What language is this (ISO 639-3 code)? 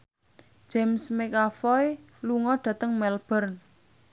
jav